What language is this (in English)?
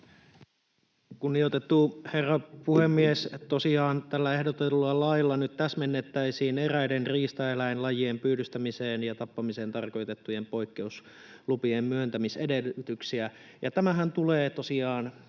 Finnish